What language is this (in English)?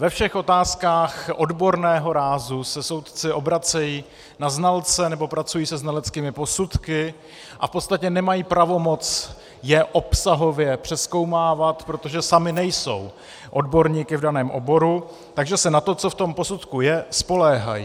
Czech